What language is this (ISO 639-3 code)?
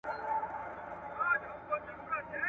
pus